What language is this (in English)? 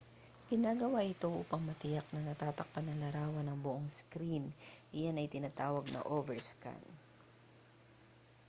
Filipino